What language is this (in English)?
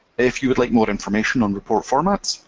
English